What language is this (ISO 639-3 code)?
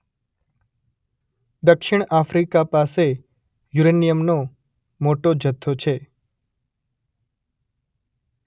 guj